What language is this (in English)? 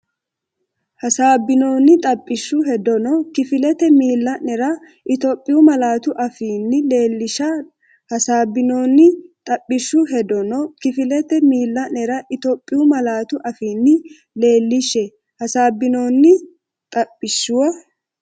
Sidamo